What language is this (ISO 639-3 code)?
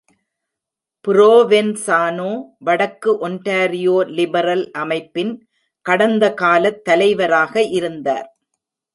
tam